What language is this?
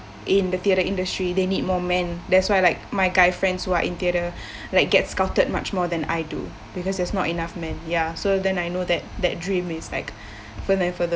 English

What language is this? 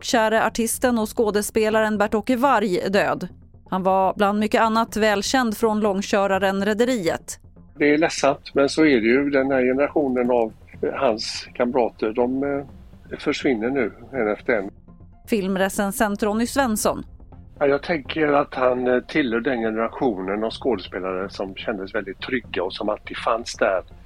Swedish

